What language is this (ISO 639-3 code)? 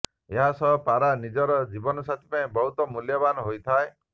ori